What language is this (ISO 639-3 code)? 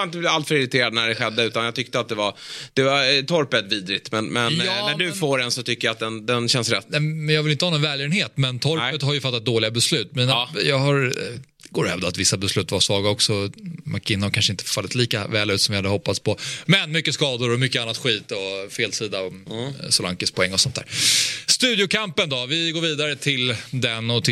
swe